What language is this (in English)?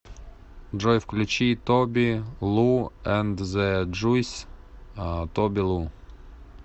Russian